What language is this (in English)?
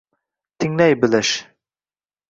Uzbek